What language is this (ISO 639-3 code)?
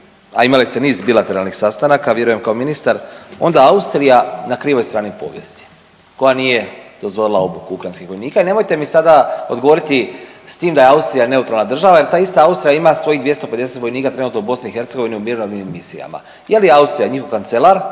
hrv